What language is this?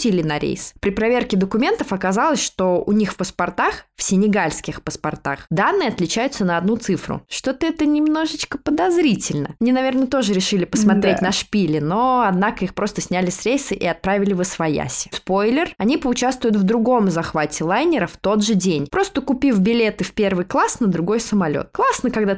Russian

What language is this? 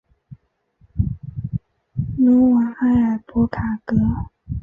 Chinese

